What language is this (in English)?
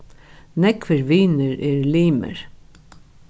Faroese